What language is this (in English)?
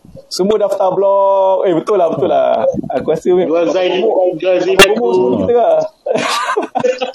Malay